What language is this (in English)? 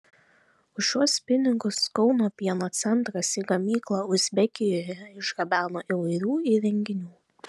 Lithuanian